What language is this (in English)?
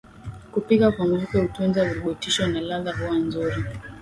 Swahili